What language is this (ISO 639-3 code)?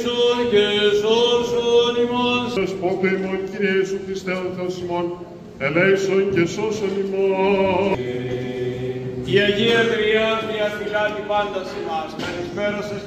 ell